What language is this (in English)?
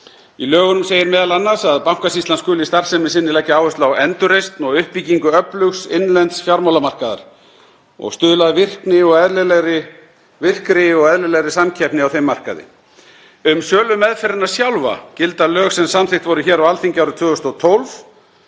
Icelandic